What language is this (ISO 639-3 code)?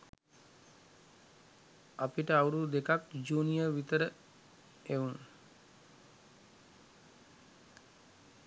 sin